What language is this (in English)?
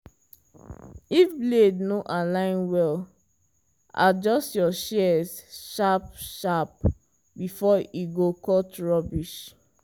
Nigerian Pidgin